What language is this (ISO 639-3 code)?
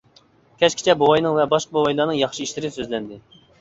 uig